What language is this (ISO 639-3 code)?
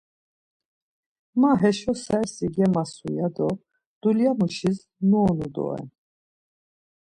lzz